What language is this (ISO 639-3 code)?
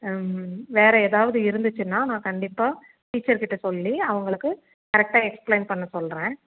tam